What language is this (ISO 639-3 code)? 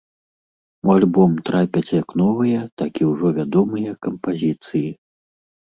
bel